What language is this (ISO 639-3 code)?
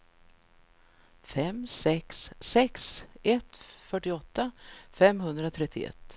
swe